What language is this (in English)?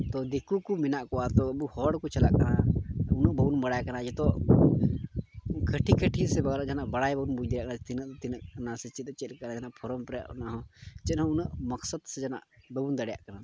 Santali